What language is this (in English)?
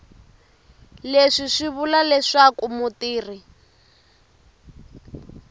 Tsonga